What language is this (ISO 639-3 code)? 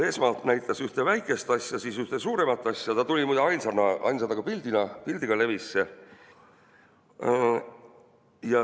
est